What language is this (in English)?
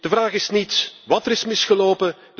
Dutch